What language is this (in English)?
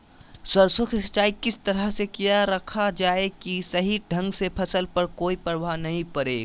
Magahi